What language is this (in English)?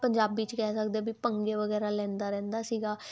Punjabi